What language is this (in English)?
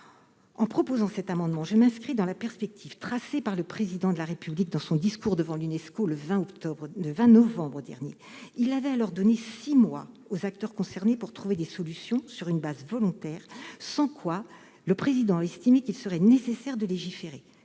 French